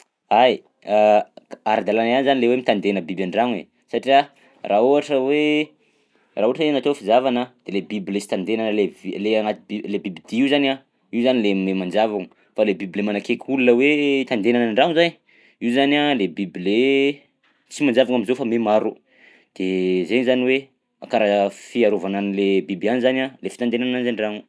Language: Southern Betsimisaraka Malagasy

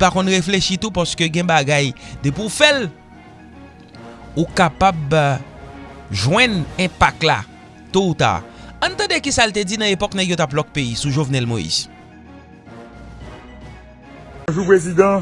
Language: French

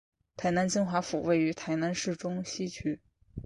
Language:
Chinese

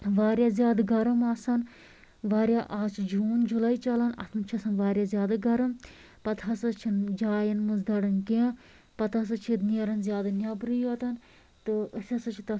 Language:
Kashmiri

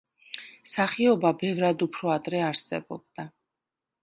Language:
Georgian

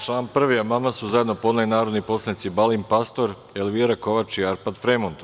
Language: Serbian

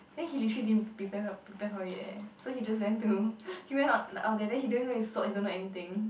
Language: English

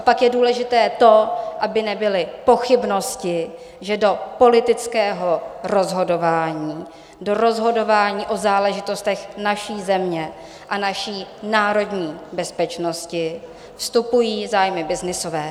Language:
Czech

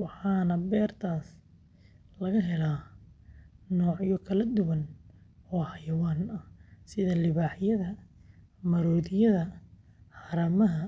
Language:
Somali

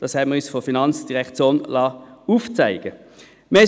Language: Swiss German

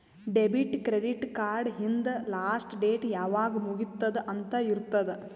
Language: Kannada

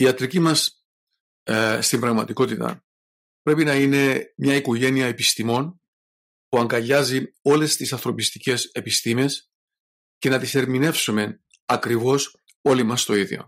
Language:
Greek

